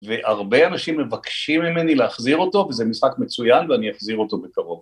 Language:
Hebrew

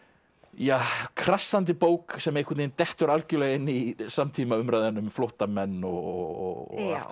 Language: Icelandic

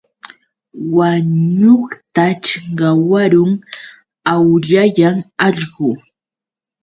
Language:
Yauyos Quechua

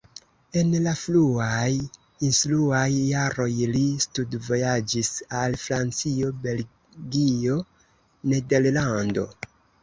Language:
Esperanto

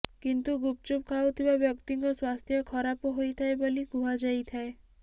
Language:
Odia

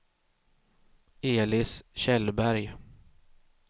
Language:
Swedish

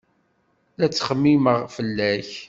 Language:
Kabyle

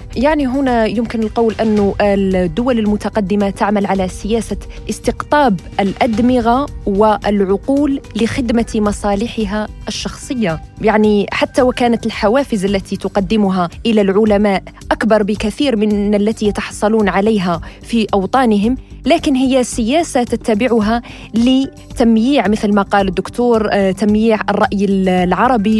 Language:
Arabic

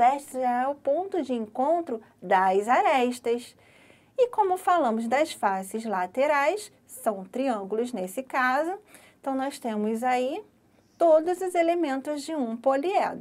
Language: Portuguese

